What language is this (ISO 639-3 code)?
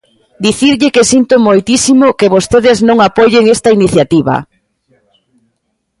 glg